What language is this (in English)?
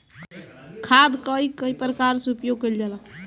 Bhojpuri